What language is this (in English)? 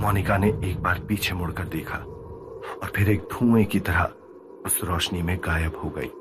Hindi